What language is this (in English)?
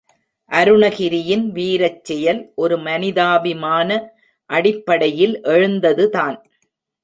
Tamil